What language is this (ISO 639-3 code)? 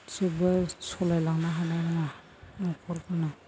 brx